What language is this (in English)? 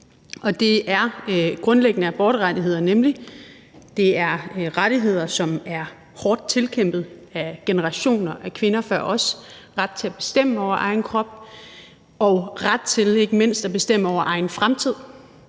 Danish